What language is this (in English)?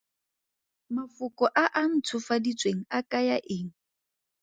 Tswana